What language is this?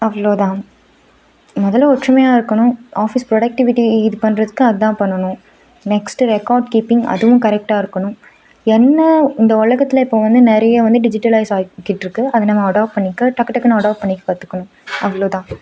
Tamil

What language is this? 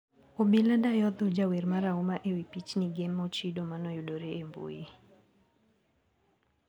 Luo (Kenya and Tanzania)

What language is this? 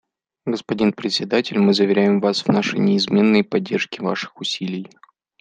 Russian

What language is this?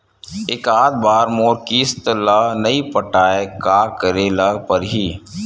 Chhattisgarhi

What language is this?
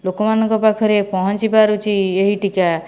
Odia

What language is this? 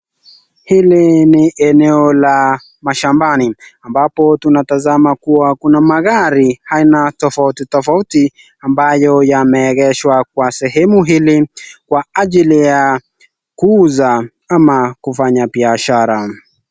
Swahili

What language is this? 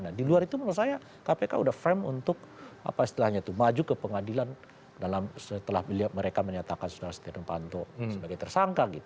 Indonesian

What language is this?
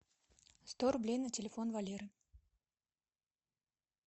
Russian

